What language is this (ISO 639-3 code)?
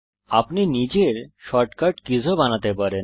ben